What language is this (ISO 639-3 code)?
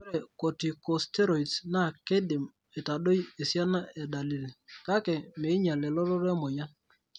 mas